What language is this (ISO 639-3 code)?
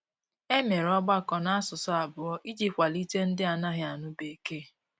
ibo